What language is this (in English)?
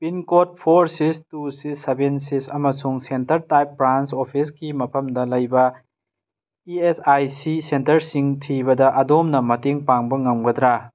Manipuri